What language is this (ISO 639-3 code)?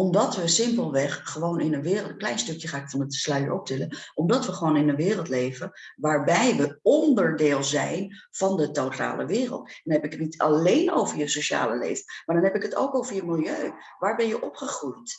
nld